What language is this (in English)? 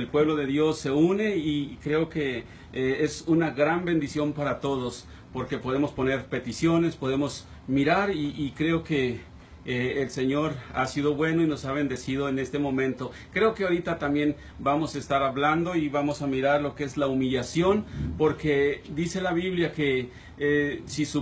Spanish